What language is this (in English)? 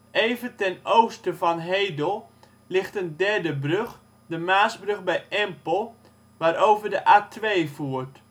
Dutch